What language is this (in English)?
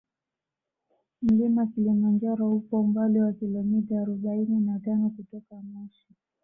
Swahili